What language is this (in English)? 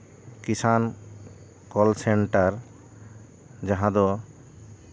Santali